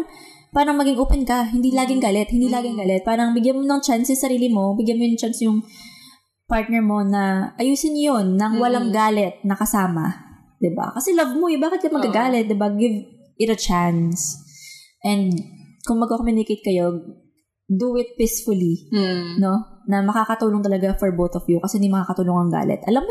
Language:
Filipino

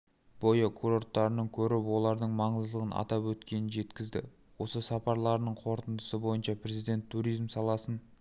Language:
Kazakh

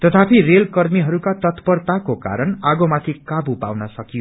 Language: Nepali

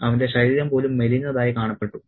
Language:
Malayalam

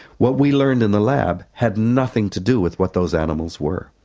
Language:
English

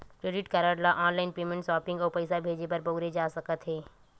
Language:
Chhattisgarhi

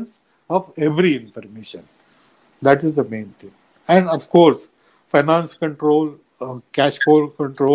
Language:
Hindi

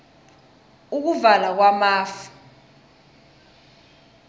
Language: South Ndebele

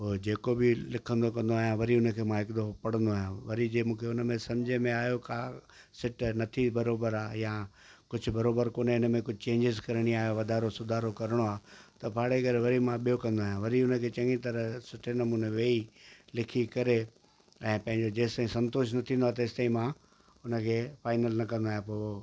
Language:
Sindhi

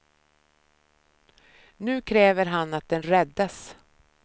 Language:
Swedish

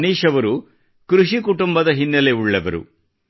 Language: Kannada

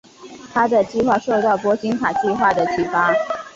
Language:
Chinese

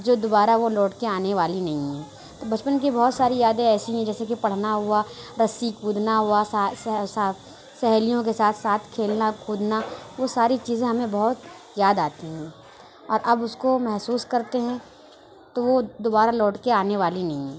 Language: Urdu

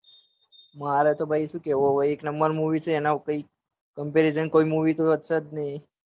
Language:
Gujarati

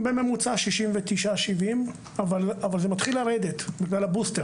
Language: Hebrew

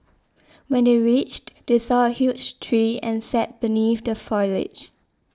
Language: English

